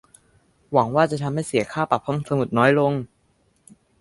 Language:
Thai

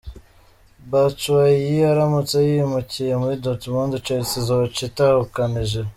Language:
Kinyarwanda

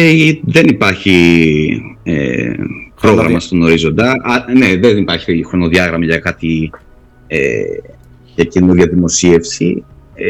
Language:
Greek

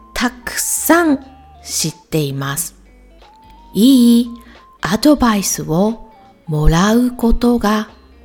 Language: Japanese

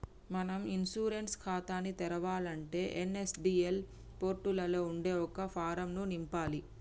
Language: Telugu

